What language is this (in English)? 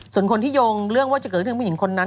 Thai